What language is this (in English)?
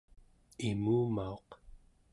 Central Yupik